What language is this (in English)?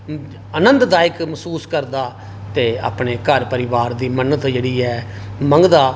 Dogri